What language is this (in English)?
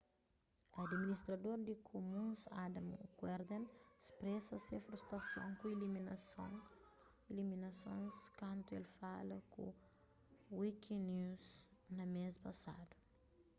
Kabuverdianu